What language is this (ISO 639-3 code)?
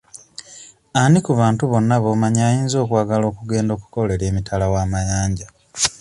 lug